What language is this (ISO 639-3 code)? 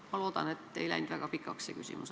est